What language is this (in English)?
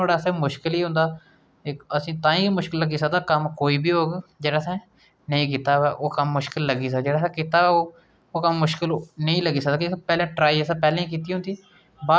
Dogri